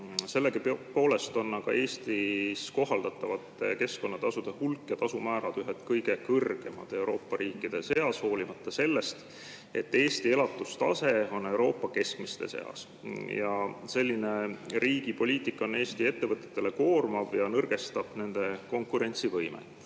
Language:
Estonian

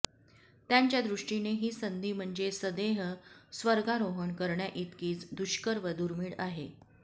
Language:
Marathi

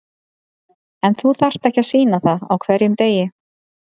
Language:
Icelandic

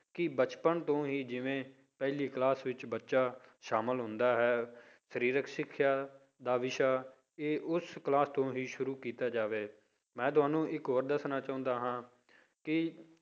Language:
Punjabi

